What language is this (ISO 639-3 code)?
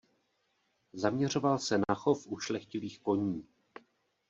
ces